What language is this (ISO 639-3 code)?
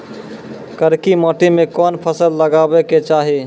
mai